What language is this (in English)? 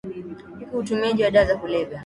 Swahili